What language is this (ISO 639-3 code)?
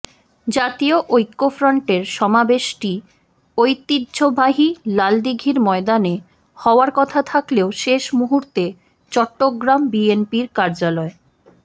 ben